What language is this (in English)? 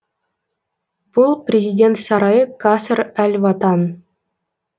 Kazakh